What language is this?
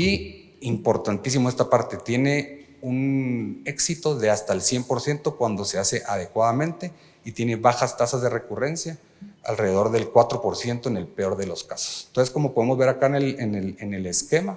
Spanish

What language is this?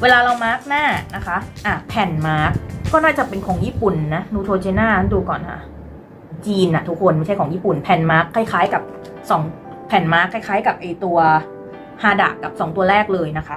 Thai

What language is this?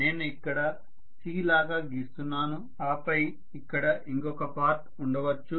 Telugu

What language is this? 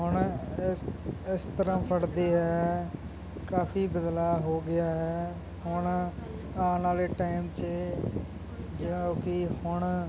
Punjabi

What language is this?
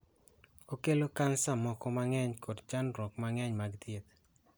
Luo (Kenya and Tanzania)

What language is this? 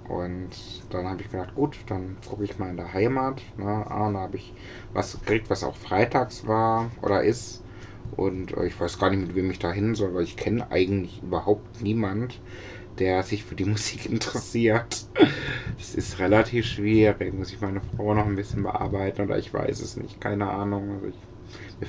German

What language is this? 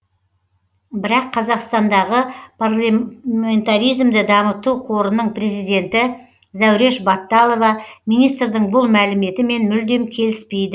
Kazakh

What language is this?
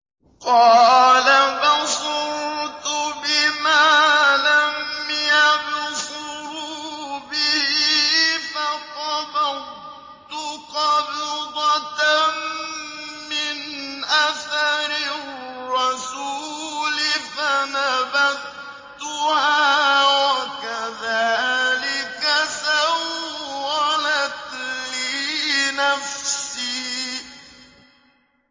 Arabic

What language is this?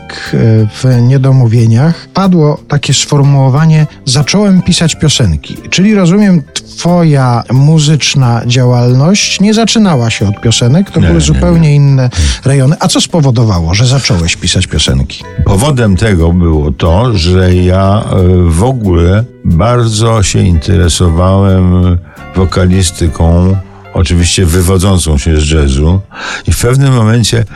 Polish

